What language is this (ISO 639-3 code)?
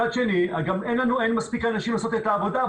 heb